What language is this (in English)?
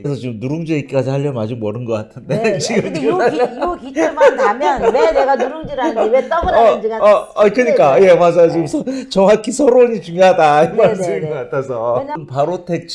Korean